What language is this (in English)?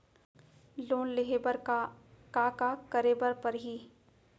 Chhattisgarhi